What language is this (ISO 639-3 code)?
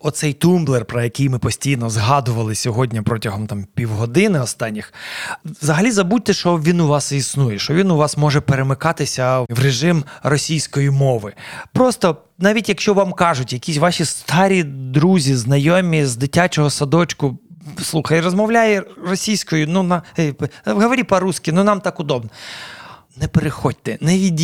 ukr